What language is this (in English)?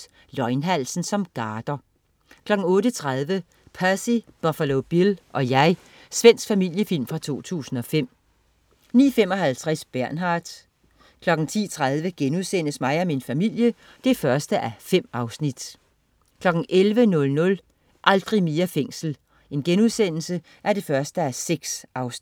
Danish